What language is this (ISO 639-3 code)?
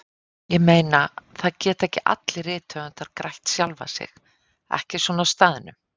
isl